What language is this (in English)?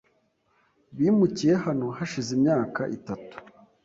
Kinyarwanda